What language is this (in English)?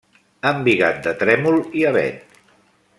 Catalan